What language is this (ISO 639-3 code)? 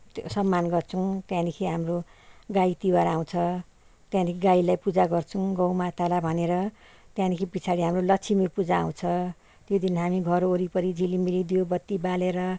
nep